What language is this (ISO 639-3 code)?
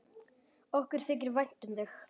isl